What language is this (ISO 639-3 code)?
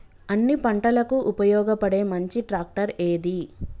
tel